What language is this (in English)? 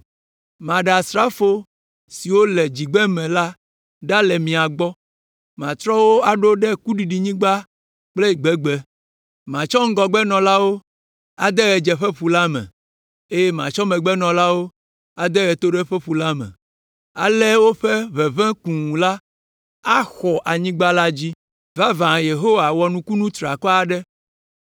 Ewe